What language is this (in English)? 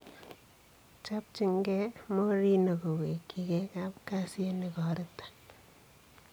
Kalenjin